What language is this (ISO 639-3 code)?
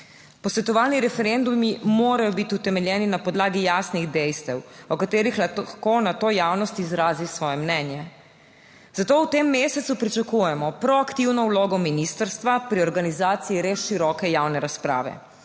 slv